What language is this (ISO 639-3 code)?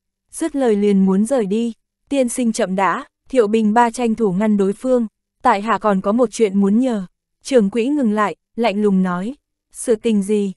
vie